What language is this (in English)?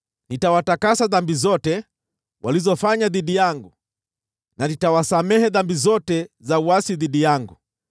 Swahili